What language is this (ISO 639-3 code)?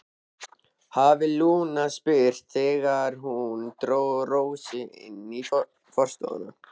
isl